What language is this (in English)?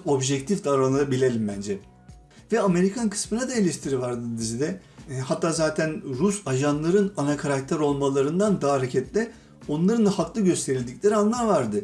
Turkish